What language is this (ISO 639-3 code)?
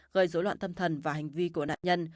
vie